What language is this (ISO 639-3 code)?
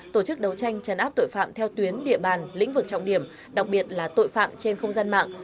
vie